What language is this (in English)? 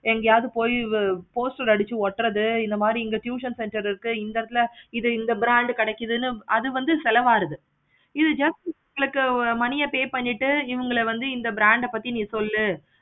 Tamil